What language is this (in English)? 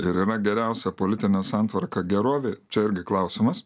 Lithuanian